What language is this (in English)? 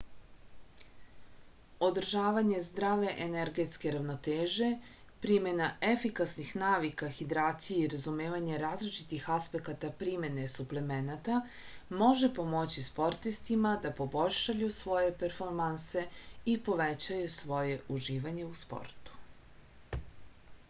Serbian